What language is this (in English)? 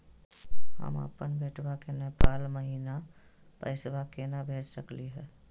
Magahi